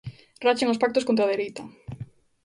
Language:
Galician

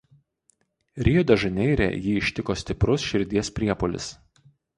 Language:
Lithuanian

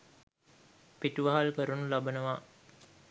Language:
Sinhala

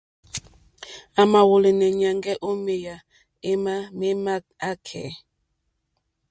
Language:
Mokpwe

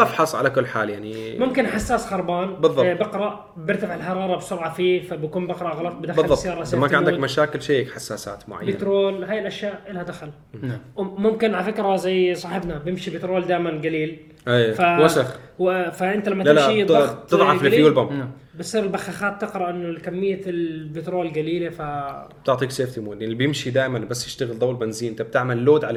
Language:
Arabic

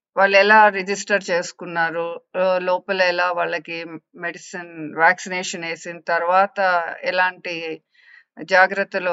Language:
Telugu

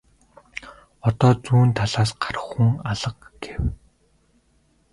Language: Mongolian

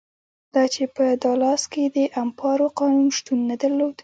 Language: Pashto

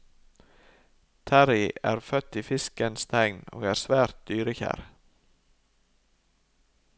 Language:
Norwegian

